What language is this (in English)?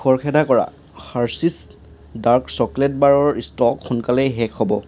Assamese